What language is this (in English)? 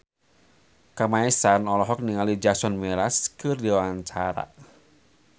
Sundanese